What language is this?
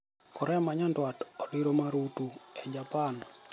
Luo (Kenya and Tanzania)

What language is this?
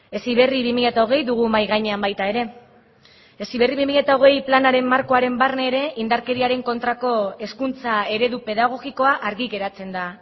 Basque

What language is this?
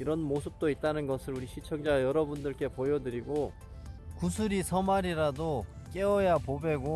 Korean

